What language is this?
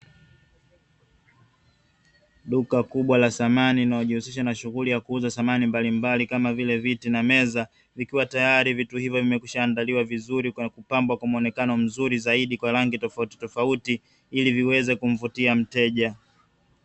Swahili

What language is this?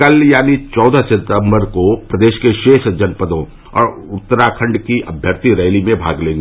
Hindi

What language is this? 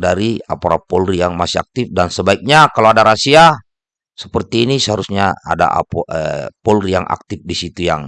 Indonesian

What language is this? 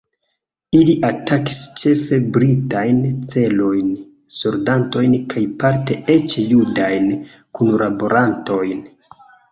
Esperanto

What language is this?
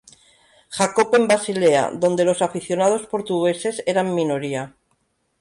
Spanish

